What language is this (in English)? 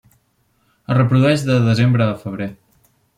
Catalan